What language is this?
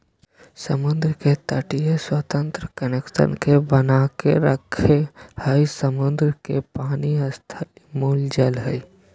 Magahi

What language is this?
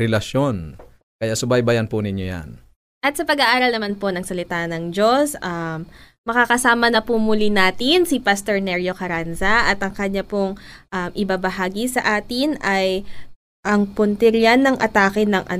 Filipino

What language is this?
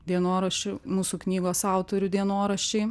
Lithuanian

